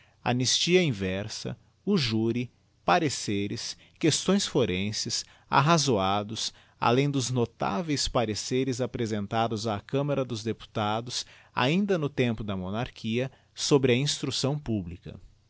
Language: Portuguese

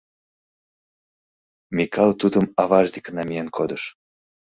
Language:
Mari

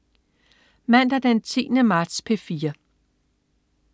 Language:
Danish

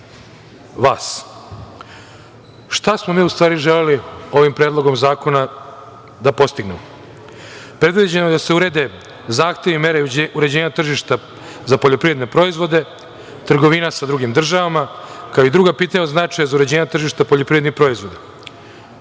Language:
Serbian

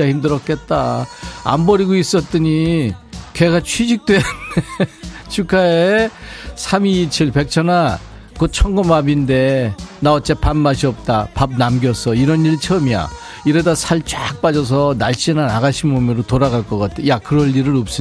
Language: Korean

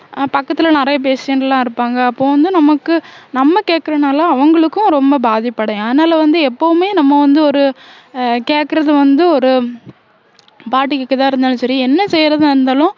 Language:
Tamil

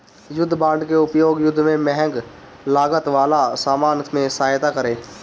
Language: Bhojpuri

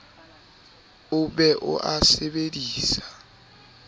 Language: Southern Sotho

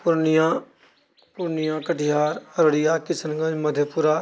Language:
Maithili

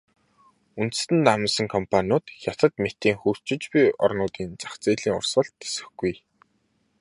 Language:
Mongolian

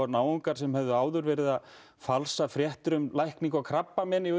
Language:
Icelandic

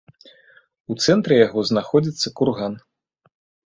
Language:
Belarusian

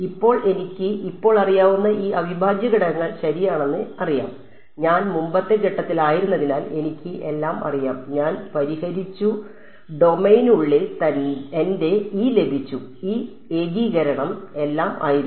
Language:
Malayalam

